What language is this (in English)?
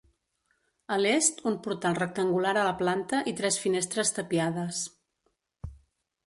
Catalan